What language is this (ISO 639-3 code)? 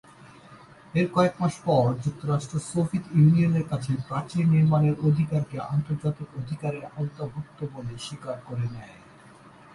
ben